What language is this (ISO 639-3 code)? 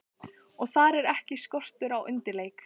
isl